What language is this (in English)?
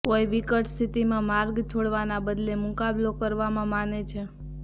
Gujarati